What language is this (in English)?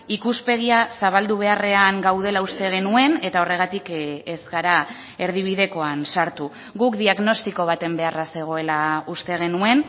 Basque